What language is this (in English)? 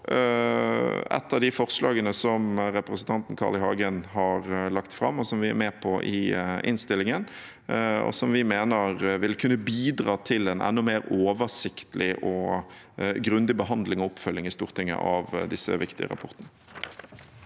Norwegian